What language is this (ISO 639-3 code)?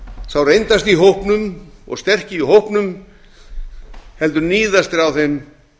isl